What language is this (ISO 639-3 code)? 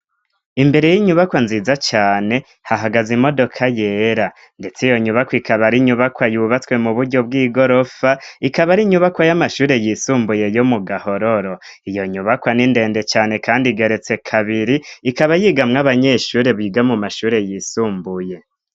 run